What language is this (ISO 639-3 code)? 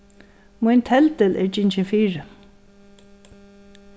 fao